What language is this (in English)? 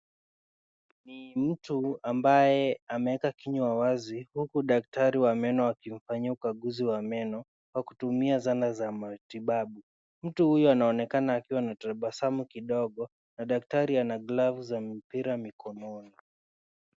Swahili